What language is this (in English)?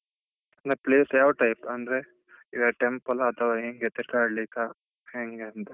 Kannada